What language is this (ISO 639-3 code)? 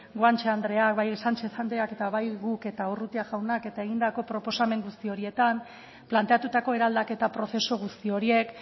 eus